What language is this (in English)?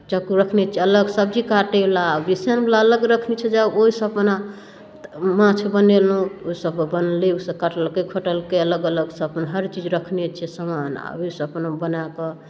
Maithili